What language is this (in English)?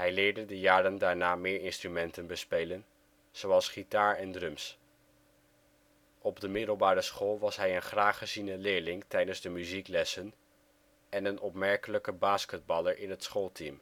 Dutch